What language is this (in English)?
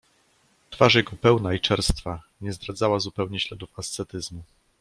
Polish